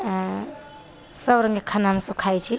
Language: Maithili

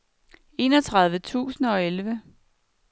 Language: Danish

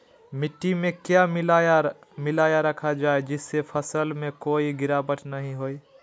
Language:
Magahi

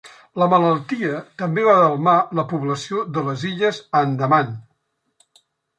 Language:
Catalan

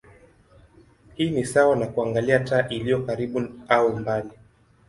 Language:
Swahili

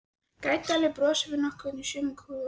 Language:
Icelandic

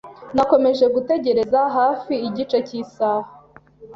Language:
Kinyarwanda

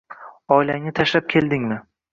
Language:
Uzbek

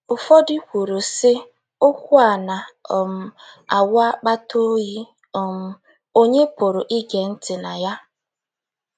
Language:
Igbo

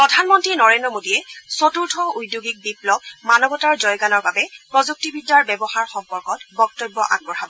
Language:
Assamese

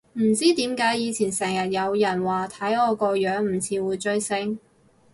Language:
Cantonese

